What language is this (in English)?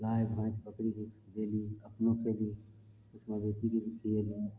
Maithili